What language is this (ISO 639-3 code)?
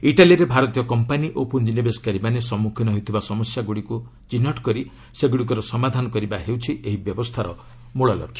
ori